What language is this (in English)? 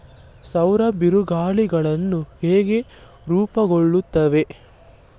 Kannada